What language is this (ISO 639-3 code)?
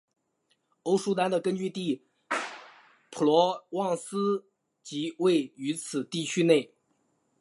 zho